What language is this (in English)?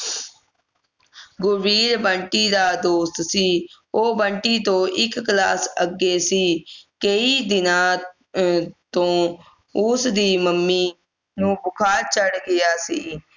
Punjabi